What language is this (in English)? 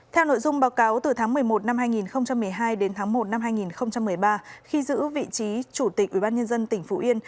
Vietnamese